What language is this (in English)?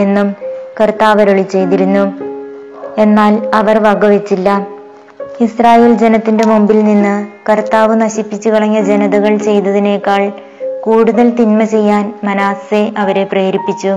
Malayalam